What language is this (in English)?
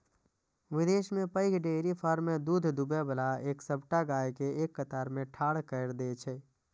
Maithili